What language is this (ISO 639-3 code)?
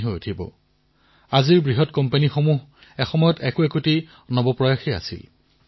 asm